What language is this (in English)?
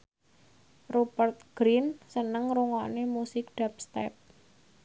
Javanese